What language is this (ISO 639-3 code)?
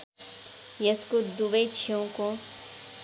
nep